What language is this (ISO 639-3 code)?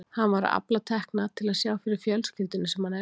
isl